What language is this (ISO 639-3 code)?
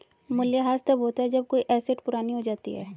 hin